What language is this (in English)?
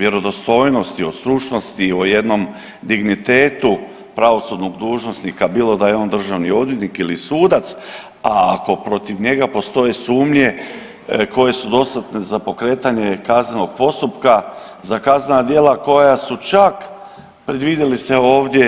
Croatian